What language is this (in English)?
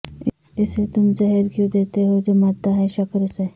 Urdu